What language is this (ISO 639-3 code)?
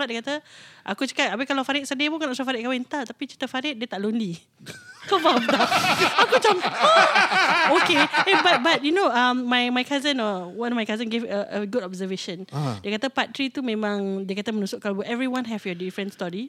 msa